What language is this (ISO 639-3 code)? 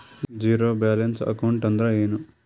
kan